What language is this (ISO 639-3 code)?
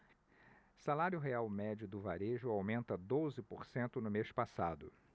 por